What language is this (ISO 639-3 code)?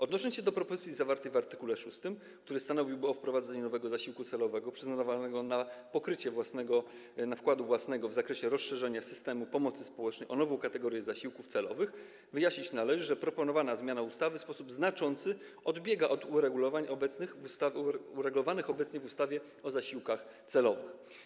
pol